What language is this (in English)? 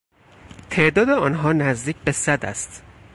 Persian